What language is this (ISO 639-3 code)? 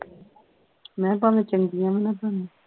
pan